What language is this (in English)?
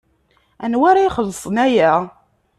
Kabyle